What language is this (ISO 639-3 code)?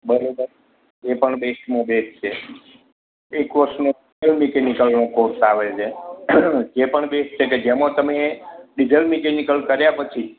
guj